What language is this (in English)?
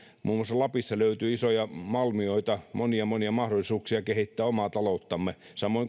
Finnish